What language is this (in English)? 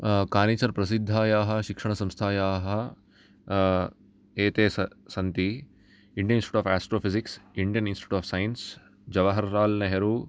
Sanskrit